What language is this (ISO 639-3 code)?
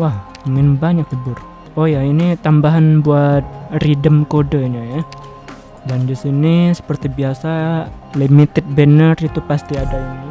ind